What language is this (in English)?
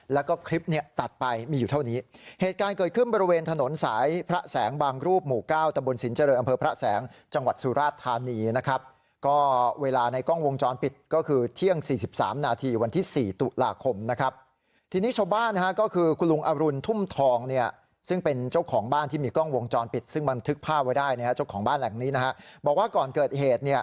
Thai